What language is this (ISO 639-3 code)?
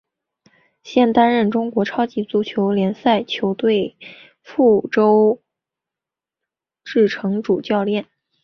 zho